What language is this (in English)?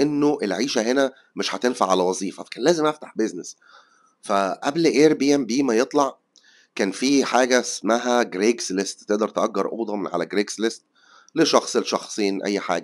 Arabic